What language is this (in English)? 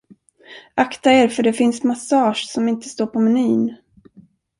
Swedish